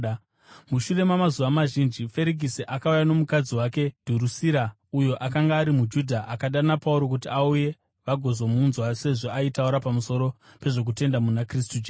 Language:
Shona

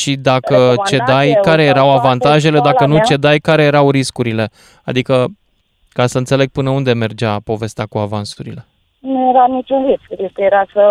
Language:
Romanian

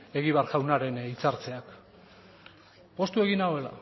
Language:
Basque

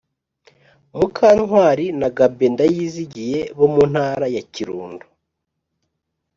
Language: Kinyarwanda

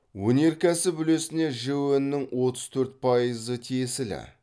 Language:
Kazakh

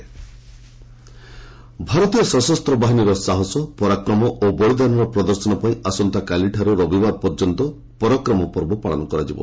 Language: Odia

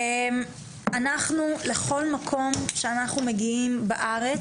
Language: Hebrew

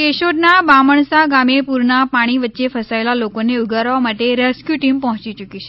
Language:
Gujarati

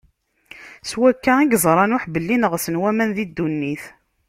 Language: Kabyle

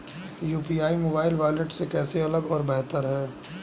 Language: Hindi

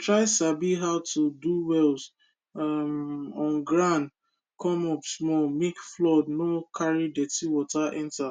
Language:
Nigerian Pidgin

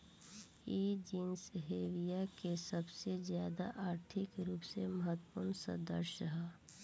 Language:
Bhojpuri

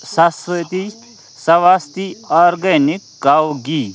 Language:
Kashmiri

